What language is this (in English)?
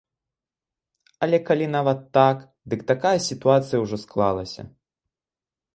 Belarusian